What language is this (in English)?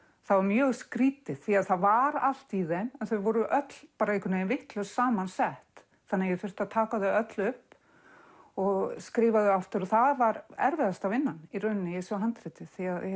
Icelandic